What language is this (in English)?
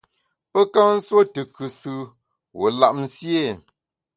Bamun